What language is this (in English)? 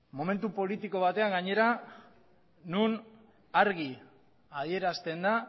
Basque